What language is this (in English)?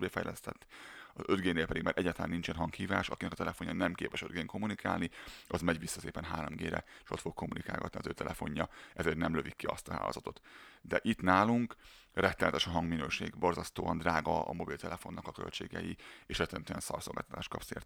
Hungarian